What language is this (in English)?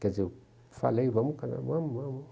Portuguese